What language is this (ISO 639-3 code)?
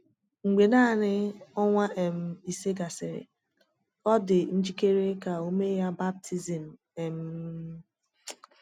ibo